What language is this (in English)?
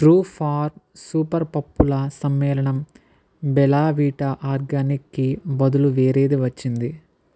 Telugu